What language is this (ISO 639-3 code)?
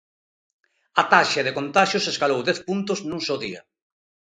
glg